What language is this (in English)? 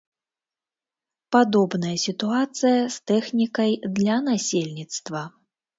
Belarusian